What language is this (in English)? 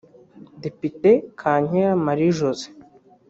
Kinyarwanda